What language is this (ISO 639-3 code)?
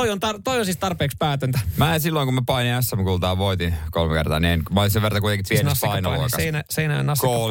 fin